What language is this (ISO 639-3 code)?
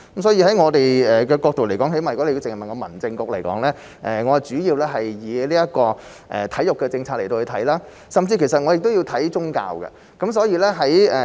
yue